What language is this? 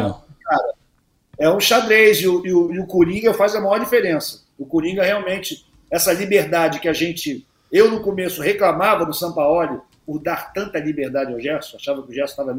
Portuguese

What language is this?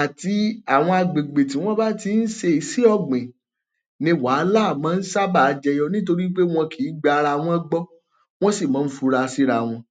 Yoruba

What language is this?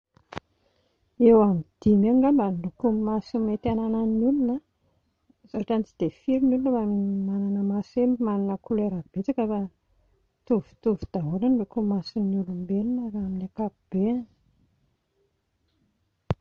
Malagasy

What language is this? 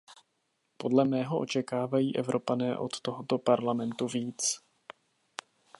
Czech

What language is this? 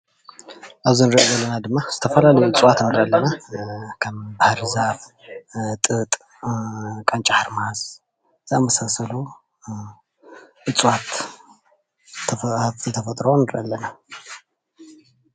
Tigrinya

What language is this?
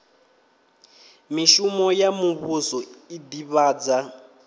Venda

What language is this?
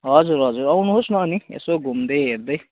Nepali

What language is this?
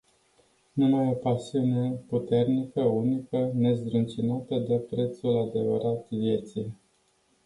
Romanian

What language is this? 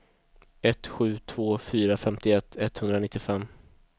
Swedish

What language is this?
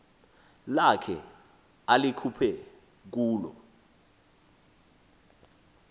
Xhosa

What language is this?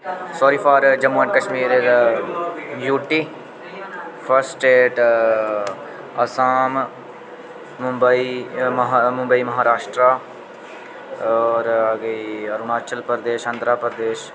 Dogri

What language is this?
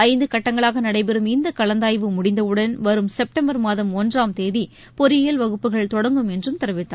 Tamil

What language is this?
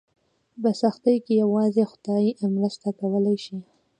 Pashto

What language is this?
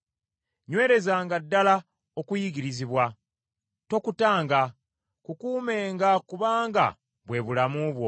Ganda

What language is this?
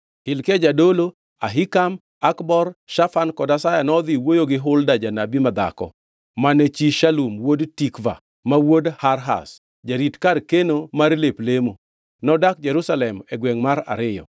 Luo (Kenya and Tanzania)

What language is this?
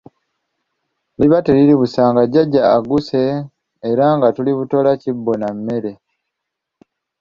Ganda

